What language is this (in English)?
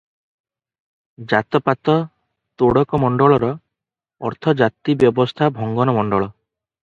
Odia